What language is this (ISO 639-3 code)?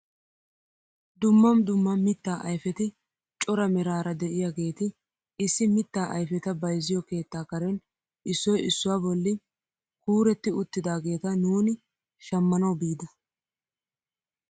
wal